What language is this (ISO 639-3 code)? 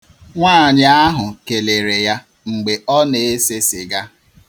ibo